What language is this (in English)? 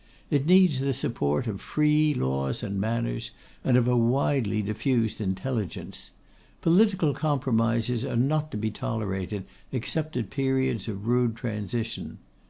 English